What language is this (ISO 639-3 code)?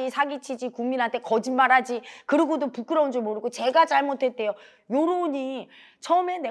kor